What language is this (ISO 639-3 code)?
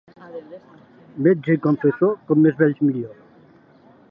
cat